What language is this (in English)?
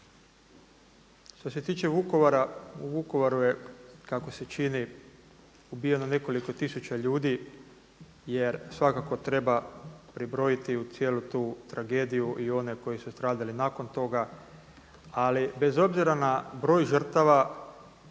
Croatian